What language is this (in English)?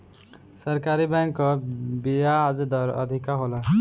Bhojpuri